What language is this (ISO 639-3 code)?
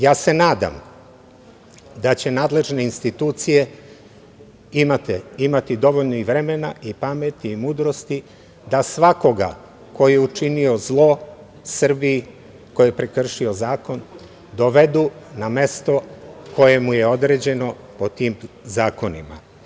srp